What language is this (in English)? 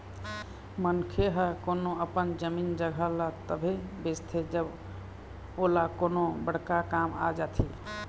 Chhattisgarhi